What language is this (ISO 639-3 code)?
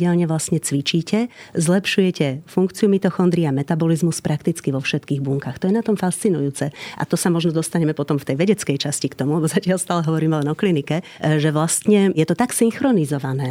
slk